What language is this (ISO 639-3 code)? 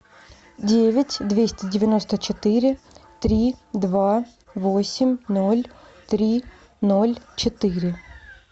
rus